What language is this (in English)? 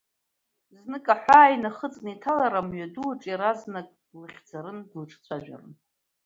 Abkhazian